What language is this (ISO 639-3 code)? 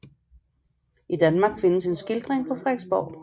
dan